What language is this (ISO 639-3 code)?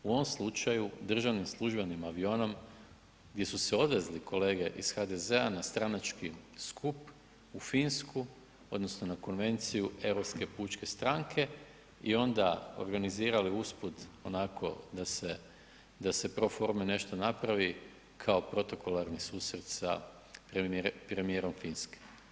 hrv